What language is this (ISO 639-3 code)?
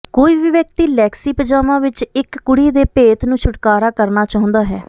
pan